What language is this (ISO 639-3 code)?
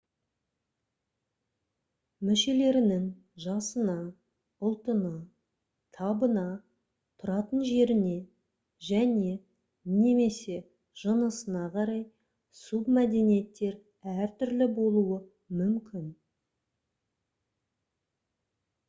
kaz